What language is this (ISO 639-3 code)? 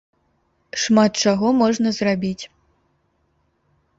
bel